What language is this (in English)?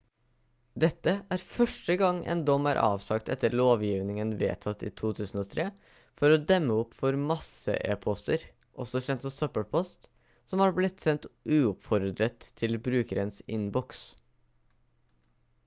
Norwegian Bokmål